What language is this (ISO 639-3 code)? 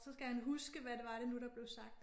dan